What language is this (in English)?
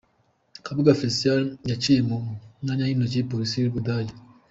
Kinyarwanda